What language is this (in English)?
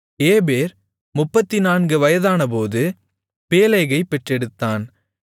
Tamil